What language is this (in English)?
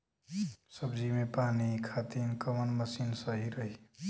Bhojpuri